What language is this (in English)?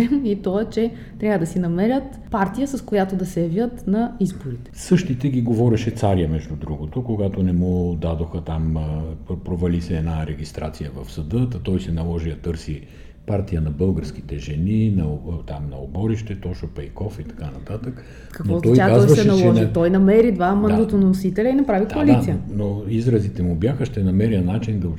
Bulgarian